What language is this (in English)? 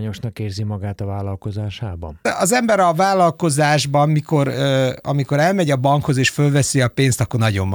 Hungarian